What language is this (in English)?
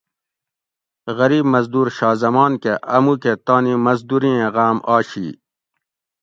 Gawri